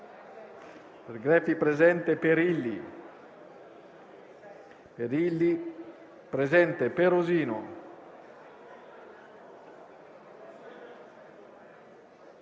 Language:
Italian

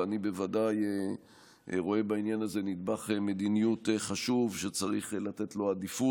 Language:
Hebrew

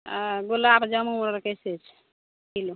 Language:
Maithili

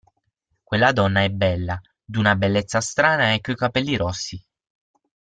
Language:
Italian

